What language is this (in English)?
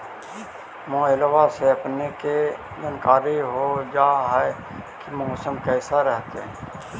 Magahi